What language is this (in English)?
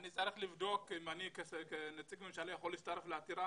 Hebrew